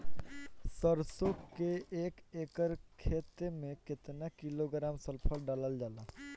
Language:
Bhojpuri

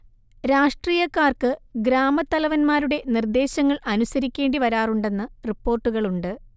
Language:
Malayalam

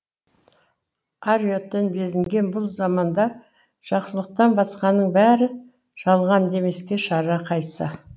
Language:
Kazakh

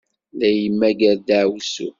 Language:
Kabyle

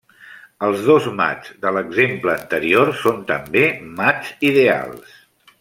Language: Catalan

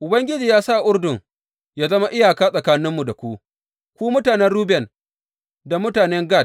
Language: Hausa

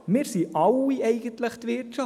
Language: Swiss German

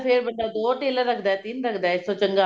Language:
Punjabi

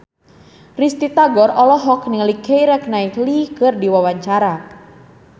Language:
Sundanese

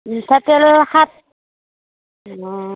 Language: Assamese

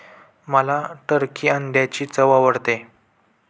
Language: Marathi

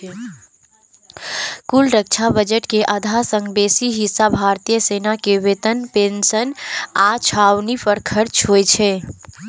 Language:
Maithili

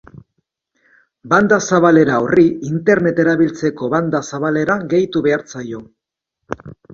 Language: Basque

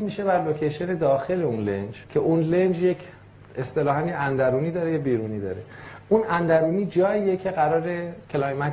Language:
Persian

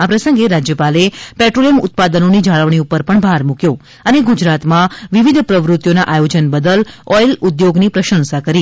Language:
Gujarati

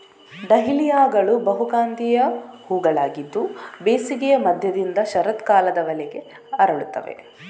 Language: Kannada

